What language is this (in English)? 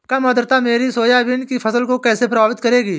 Hindi